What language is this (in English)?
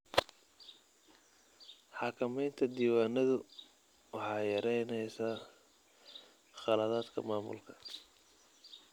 Somali